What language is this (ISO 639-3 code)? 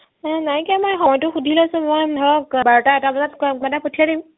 asm